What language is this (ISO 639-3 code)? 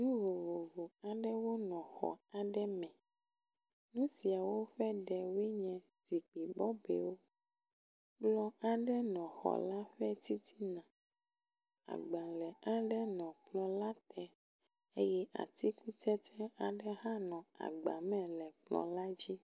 ewe